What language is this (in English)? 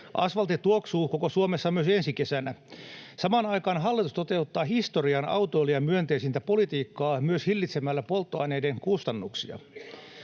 Finnish